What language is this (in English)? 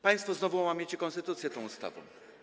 Polish